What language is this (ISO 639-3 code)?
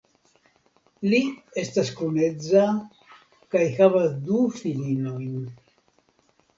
epo